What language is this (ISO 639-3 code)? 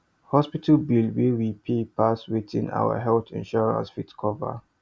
pcm